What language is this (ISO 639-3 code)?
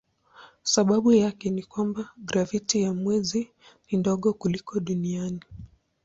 swa